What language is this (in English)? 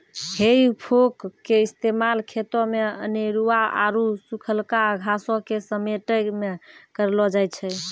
Maithili